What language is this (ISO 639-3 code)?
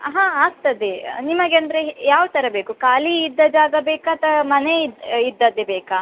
kan